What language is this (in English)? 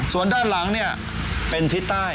Thai